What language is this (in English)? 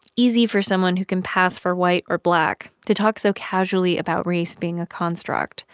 English